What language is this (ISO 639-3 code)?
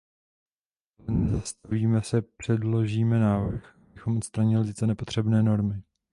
ces